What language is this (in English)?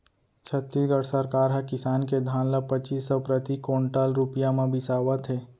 Chhattisgarhi